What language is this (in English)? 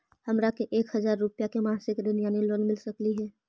Magahi